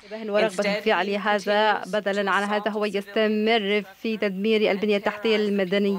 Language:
Arabic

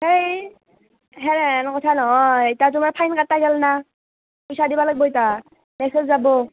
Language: Assamese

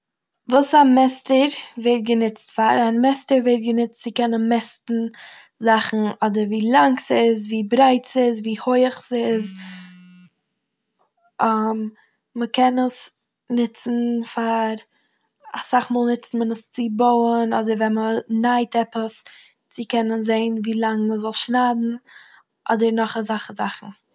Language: Yiddish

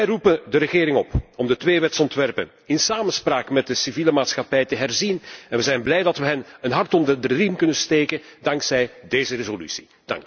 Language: Dutch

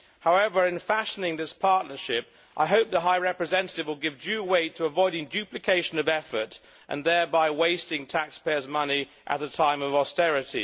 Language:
English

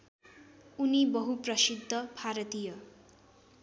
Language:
Nepali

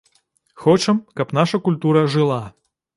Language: Belarusian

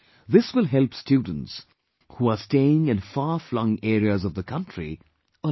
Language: English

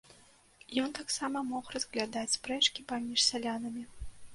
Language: Belarusian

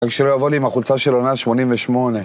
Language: Hebrew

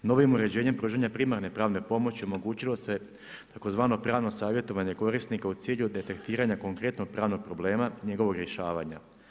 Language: Croatian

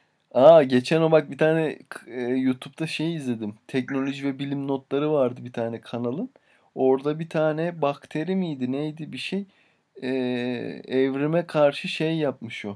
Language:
Turkish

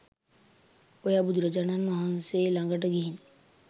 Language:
Sinhala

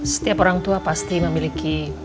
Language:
Indonesian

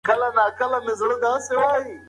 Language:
Pashto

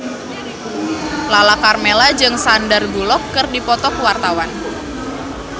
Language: Sundanese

